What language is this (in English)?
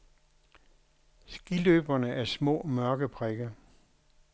Danish